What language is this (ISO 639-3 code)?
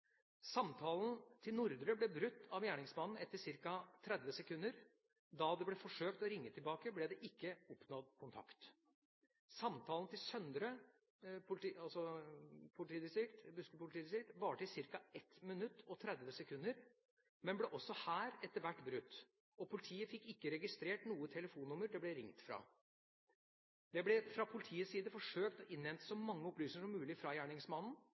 nob